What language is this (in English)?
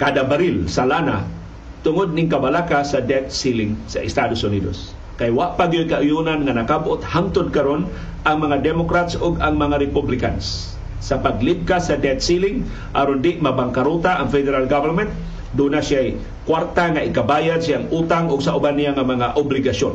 Filipino